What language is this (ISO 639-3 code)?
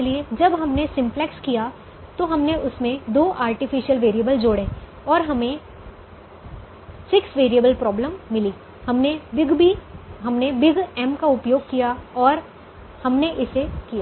hin